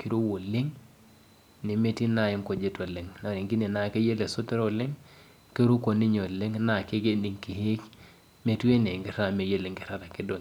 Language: Masai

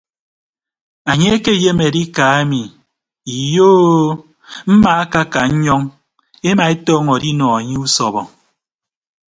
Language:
Ibibio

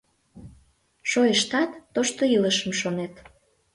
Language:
Mari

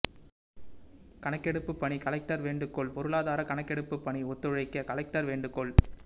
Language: Tamil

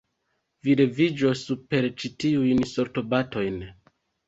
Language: Esperanto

